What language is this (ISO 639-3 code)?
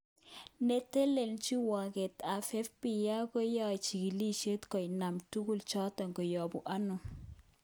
kln